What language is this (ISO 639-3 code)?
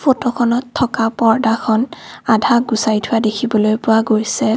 asm